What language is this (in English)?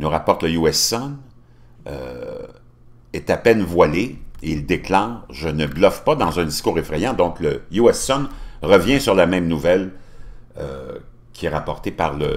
French